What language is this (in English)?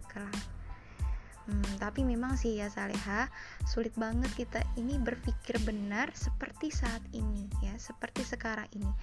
Indonesian